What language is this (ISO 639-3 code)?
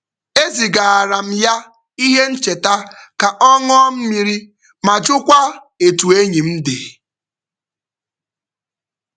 ibo